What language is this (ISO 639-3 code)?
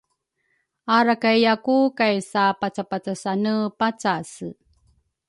dru